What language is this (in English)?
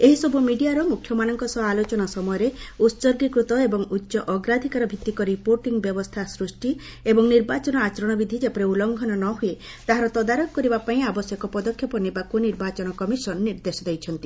Odia